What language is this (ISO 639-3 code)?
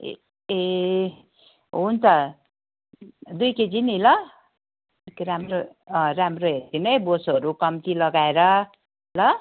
nep